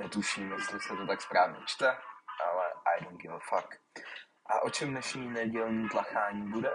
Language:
Czech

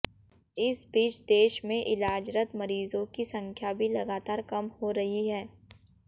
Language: Hindi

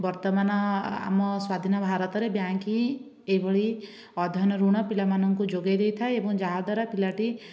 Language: Odia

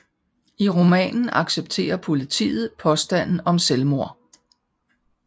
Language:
Danish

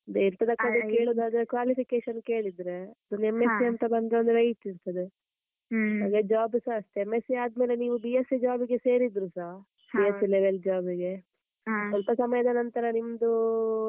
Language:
Kannada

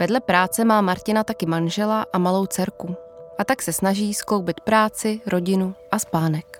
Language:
Czech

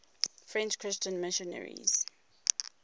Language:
English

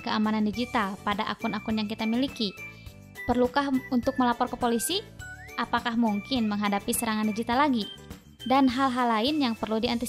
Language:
Indonesian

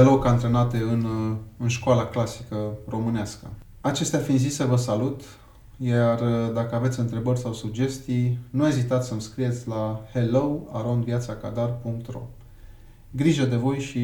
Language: Romanian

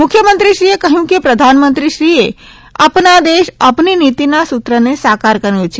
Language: Gujarati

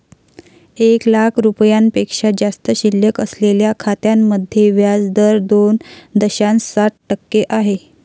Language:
Marathi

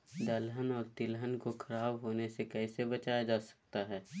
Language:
Magahi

